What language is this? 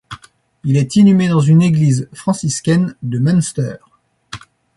French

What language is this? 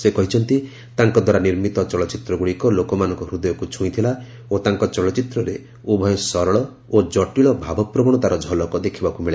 Odia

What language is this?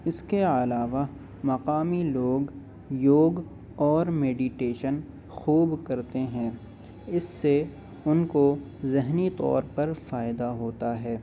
Urdu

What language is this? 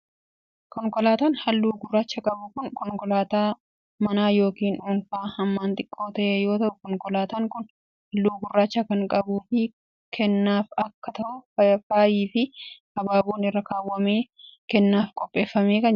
Oromo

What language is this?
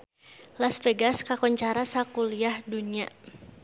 Sundanese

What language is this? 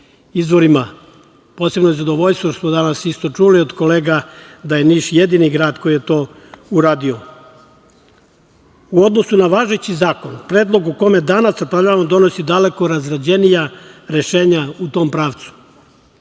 Serbian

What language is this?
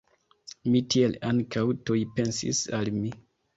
Esperanto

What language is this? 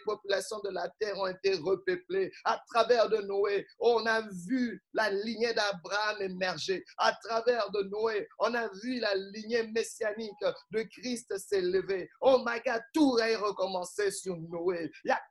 French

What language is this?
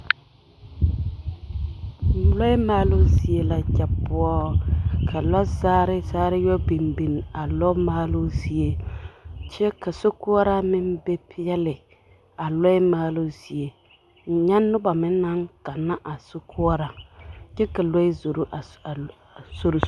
Southern Dagaare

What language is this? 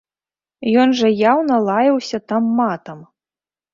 Belarusian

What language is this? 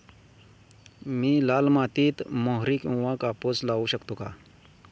Marathi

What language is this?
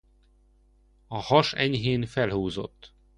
Hungarian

